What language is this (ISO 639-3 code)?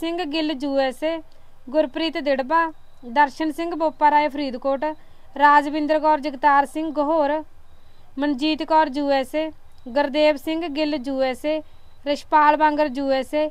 pan